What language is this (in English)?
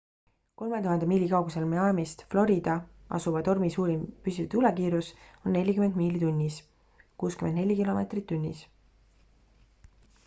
Estonian